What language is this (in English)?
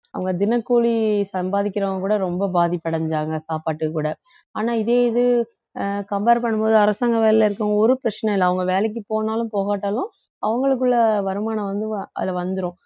Tamil